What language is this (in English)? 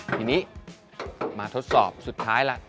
Thai